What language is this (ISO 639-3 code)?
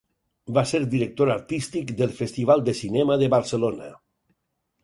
cat